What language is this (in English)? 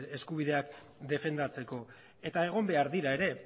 Basque